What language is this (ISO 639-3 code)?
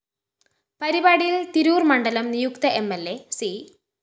mal